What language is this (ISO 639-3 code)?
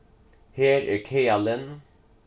fao